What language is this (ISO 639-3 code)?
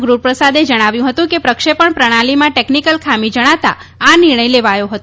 guj